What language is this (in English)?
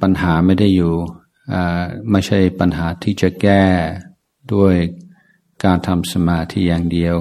Thai